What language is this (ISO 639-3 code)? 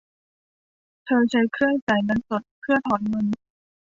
tha